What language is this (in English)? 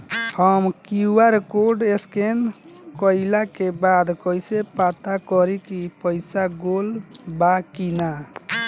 Bhojpuri